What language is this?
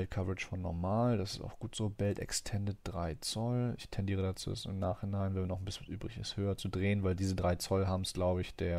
German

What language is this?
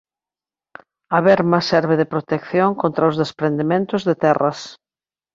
Galician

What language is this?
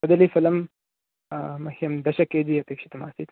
Sanskrit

